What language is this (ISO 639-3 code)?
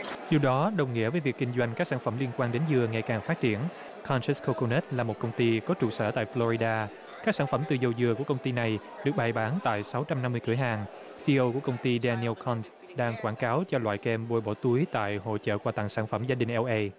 vie